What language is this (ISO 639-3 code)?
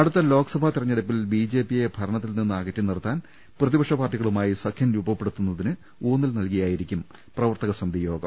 mal